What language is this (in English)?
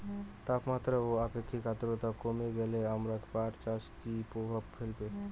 Bangla